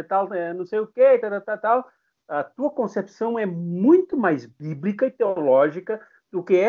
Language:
Portuguese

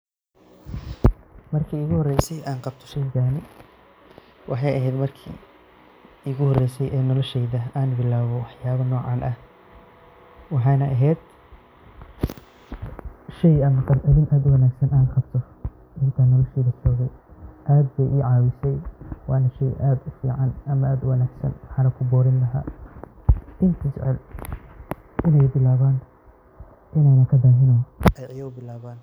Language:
Somali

